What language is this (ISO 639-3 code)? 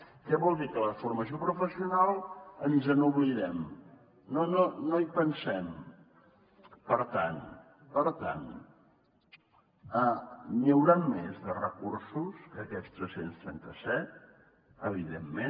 cat